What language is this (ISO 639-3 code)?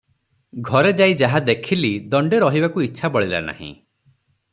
ori